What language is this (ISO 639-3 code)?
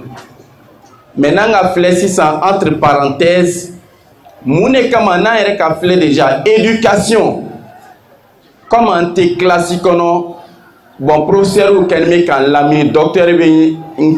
fra